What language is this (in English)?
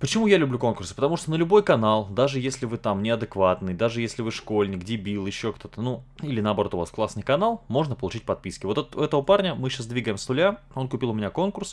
Russian